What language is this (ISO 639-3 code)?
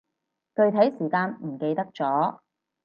yue